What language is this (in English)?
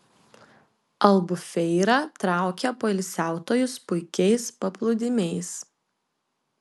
Lithuanian